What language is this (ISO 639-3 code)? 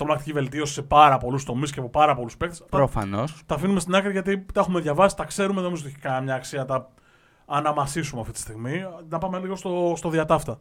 ell